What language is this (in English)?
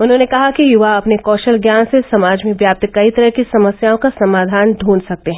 Hindi